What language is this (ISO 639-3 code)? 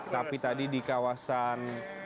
ind